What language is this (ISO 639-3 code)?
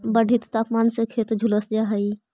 mag